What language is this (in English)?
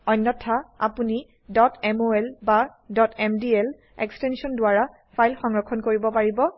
Assamese